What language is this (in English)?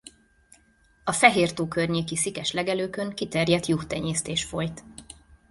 Hungarian